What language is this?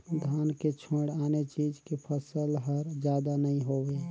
Chhattisgarhi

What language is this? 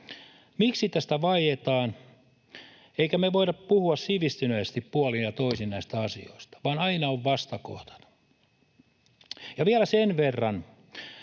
Finnish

